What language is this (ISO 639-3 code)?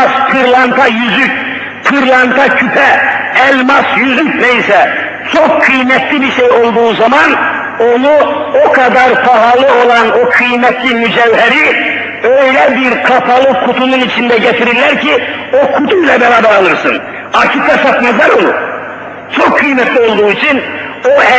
tur